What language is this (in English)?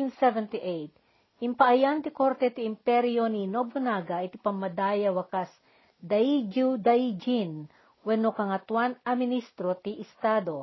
Filipino